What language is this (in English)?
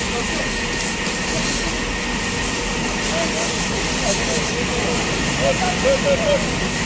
Turkish